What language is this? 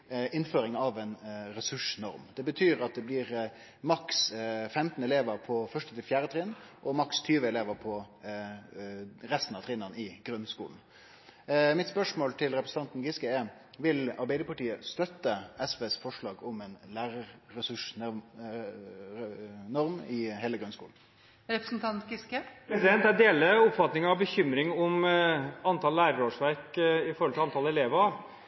Norwegian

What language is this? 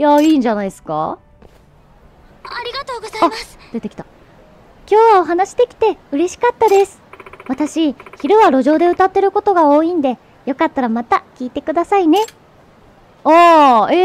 Japanese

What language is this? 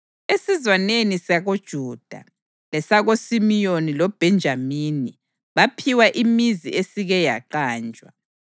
North Ndebele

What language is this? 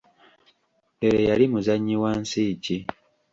Ganda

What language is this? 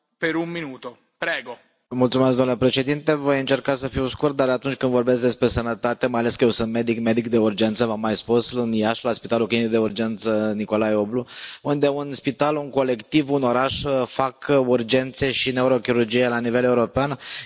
Romanian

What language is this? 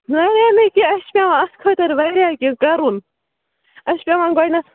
Kashmiri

